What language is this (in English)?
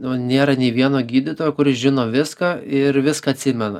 Lithuanian